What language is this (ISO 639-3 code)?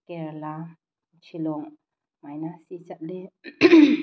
mni